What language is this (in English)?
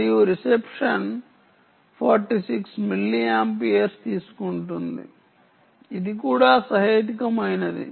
Telugu